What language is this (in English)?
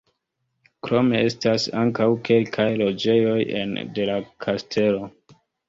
Esperanto